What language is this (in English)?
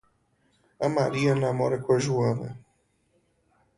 Portuguese